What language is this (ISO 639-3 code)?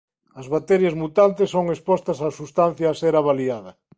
glg